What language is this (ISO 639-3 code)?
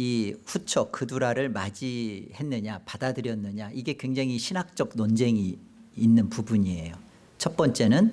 kor